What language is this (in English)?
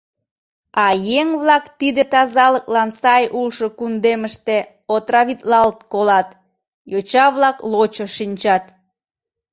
Mari